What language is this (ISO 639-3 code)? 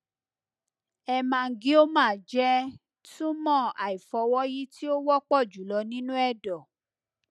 yor